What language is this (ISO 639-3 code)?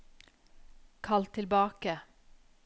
nor